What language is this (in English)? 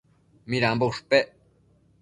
Matsés